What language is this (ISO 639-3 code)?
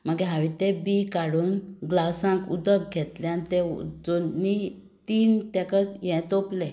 kok